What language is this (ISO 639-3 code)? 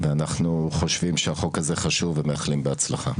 heb